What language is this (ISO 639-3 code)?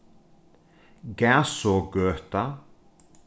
fao